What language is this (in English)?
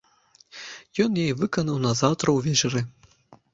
Belarusian